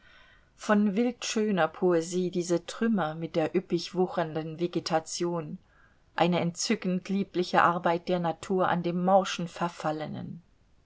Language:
German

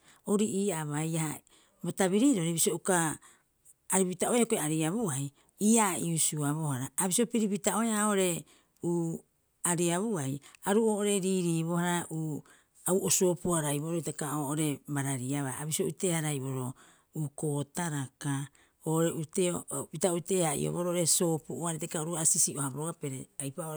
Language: Rapoisi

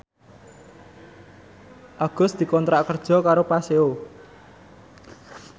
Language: Javanese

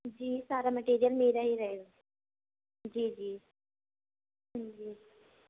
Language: Urdu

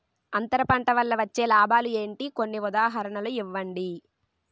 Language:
Telugu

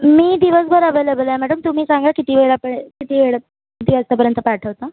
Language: Marathi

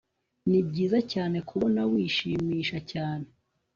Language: Kinyarwanda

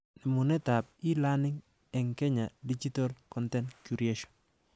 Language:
Kalenjin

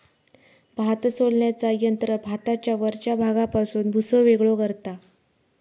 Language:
Marathi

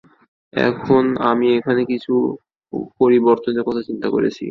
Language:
Bangla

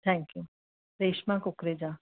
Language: Sindhi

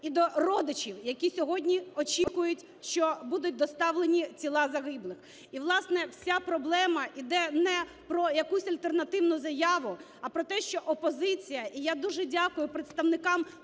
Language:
Ukrainian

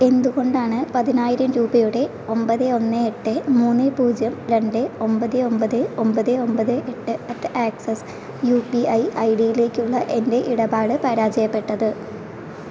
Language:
Malayalam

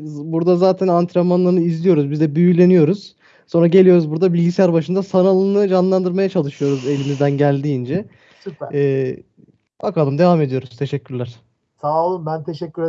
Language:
Turkish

